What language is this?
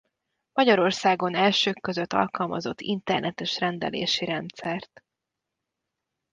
Hungarian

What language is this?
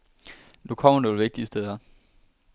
Danish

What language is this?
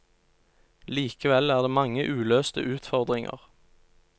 Norwegian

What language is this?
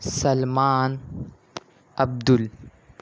Urdu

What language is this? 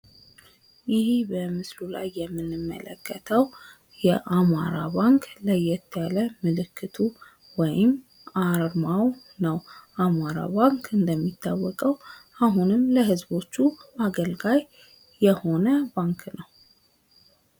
Amharic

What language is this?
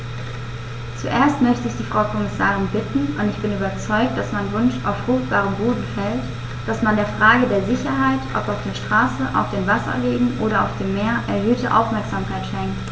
German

